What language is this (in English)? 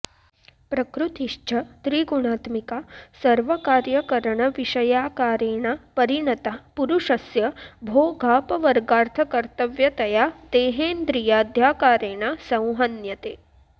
Sanskrit